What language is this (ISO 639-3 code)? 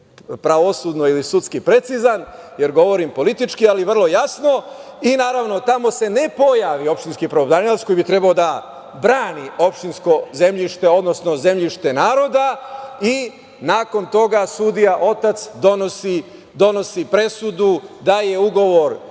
srp